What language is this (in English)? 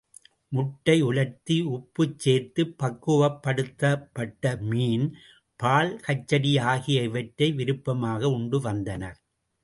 Tamil